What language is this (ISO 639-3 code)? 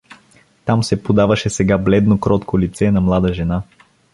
bul